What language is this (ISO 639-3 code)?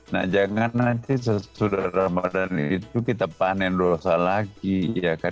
ind